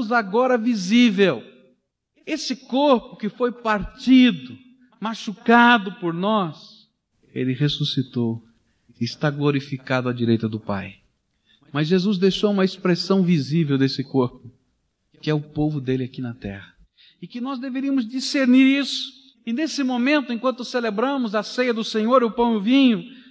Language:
Portuguese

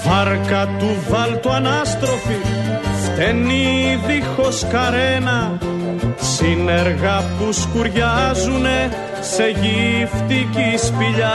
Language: Greek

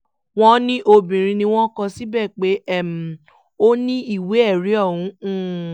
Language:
Yoruba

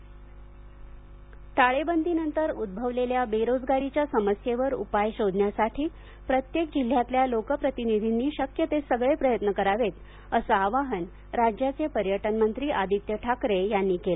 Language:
Marathi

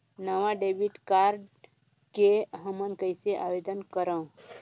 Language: Chhattisgarhi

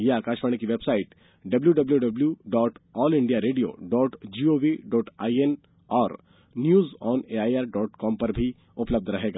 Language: Hindi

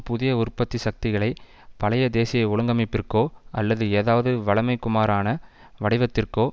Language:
Tamil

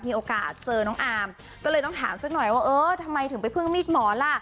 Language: Thai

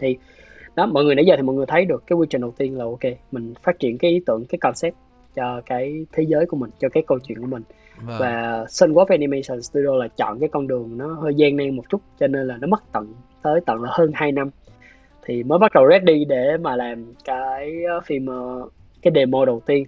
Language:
Vietnamese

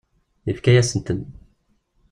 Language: Kabyle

